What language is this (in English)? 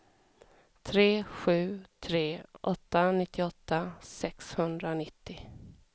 Swedish